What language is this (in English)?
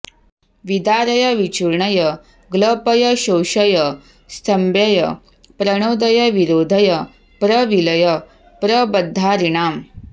Sanskrit